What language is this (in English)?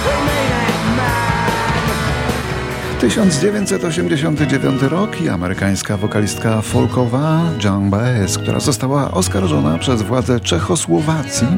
Polish